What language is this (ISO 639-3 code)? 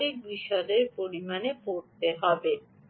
ben